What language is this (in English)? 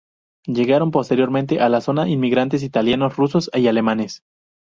Spanish